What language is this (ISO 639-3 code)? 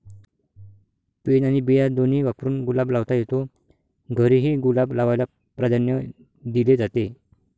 mar